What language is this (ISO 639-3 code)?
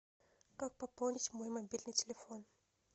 rus